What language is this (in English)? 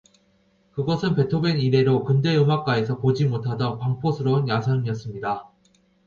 Korean